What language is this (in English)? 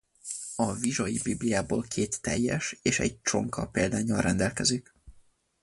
Hungarian